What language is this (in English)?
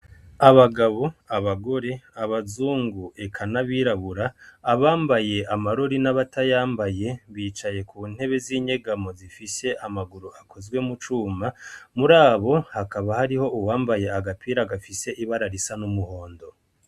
Rundi